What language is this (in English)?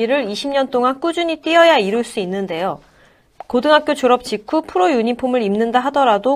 Korean